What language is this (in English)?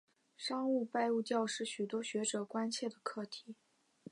Chinese